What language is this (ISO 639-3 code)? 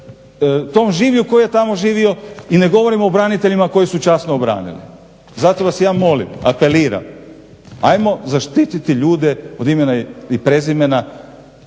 hrv